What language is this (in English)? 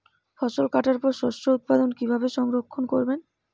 Bangla